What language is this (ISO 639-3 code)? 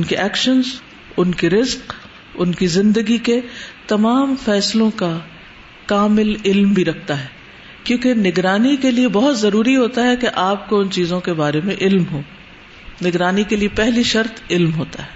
urd